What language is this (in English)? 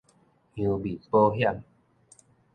Min Nan Chinese